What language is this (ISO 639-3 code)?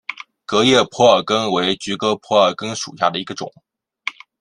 zho